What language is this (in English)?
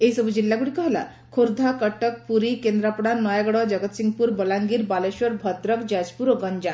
Odia